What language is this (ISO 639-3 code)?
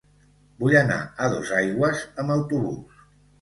cat